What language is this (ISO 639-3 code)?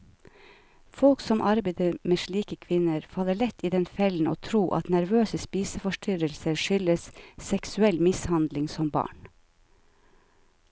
nor